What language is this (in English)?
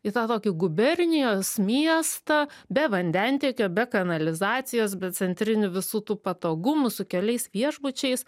Lithuanian